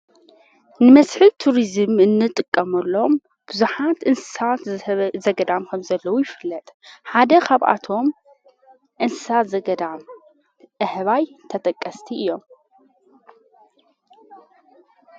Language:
Tigrinya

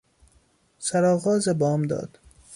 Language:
Persian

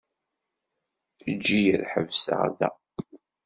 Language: Kabyle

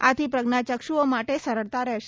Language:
Gujarati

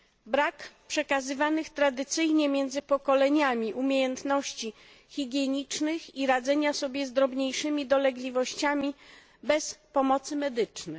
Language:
Polish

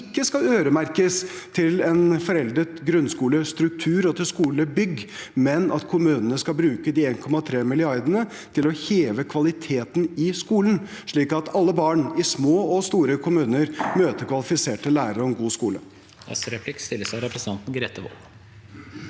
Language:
Norwegian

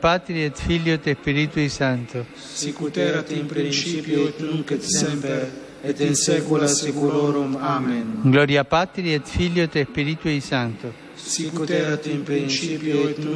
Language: Slovak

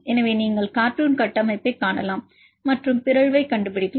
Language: Tamil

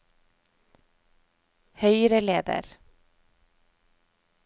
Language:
Norwegian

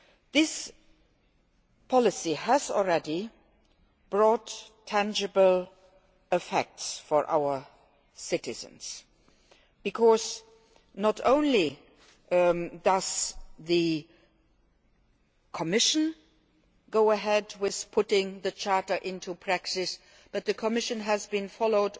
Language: English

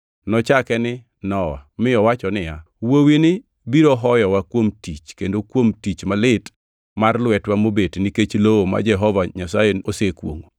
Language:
Luo (Kenya and Tanzania)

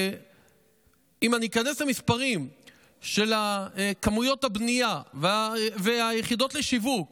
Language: Hebrew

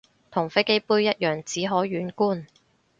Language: Cantonese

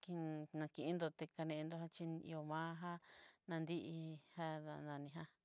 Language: Southeastern Nochixtlán Mixtec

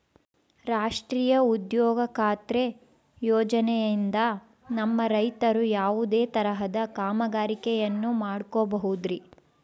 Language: Kannada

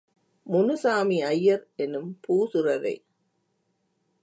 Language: Tamil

